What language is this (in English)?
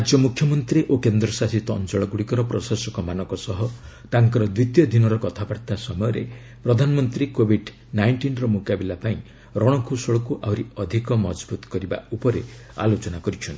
Odia